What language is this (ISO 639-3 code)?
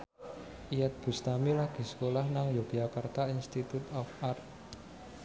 jav